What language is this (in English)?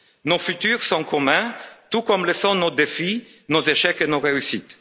French